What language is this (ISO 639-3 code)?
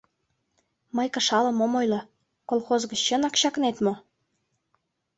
chm